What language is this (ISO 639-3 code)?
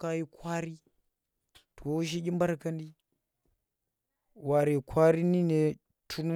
ttr